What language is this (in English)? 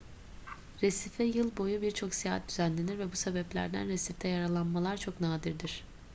Turkish